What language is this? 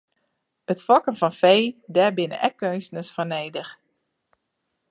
Western Frisian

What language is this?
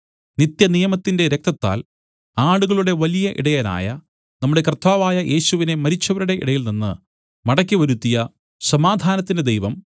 Malayalam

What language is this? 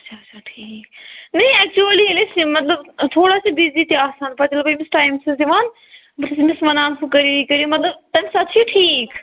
Kashmiri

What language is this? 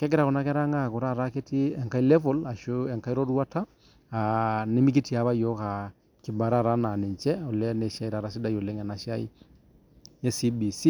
Masai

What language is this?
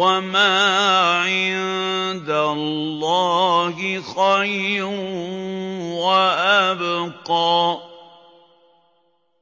Arabic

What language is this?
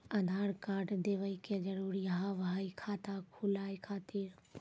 Maithili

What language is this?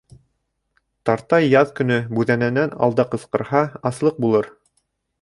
Bashkir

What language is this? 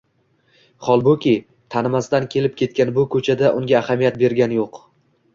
Uzbek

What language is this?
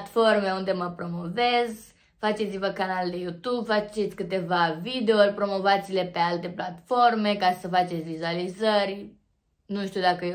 Romanian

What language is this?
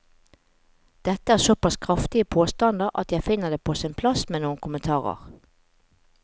Norwegian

